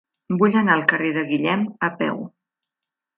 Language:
Catalan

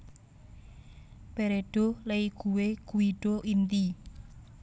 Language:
Javanese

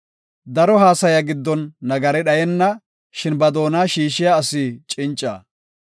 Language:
Gofa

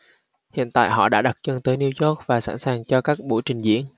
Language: Vietnamese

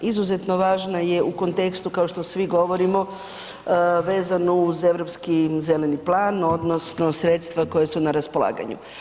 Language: Croatian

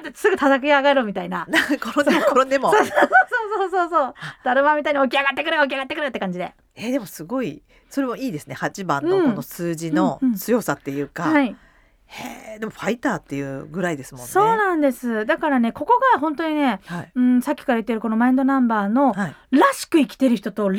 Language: Japanese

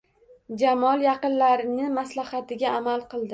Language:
Uzbek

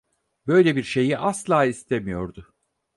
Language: Turkish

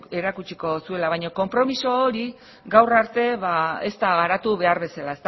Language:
Basque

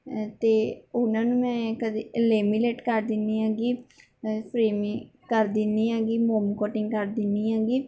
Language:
Punjabi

